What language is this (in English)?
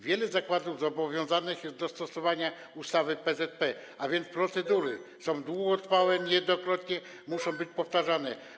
Polish